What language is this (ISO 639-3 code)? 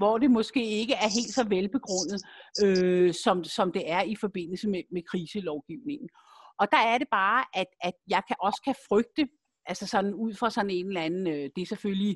dan